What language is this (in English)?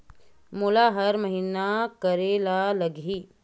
Chhattisgarhi